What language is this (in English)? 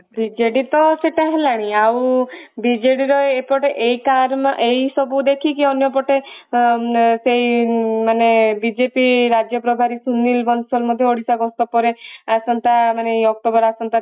Odia